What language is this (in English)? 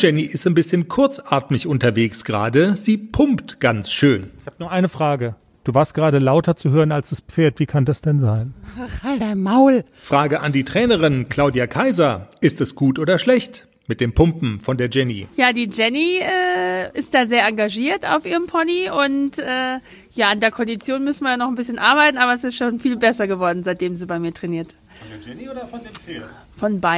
German